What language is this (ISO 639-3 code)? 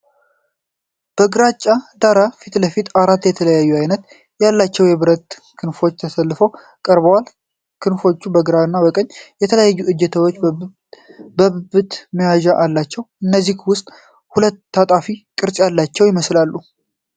amh